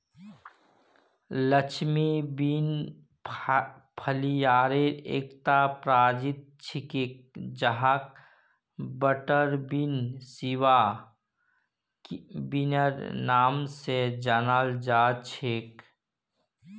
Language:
Magahi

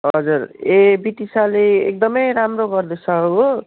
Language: Nepali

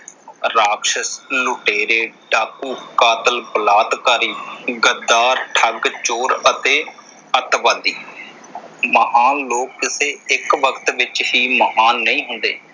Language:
Punjabi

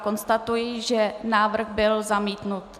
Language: Czech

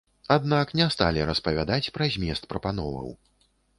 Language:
Belarusian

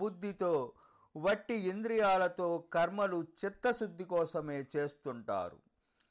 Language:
Telugu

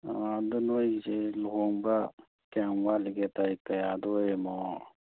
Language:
Manipuri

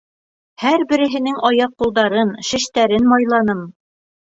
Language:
Bashkir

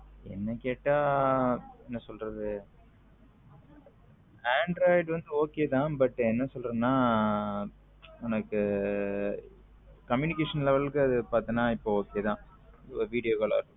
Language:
Tamil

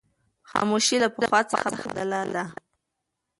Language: Pashto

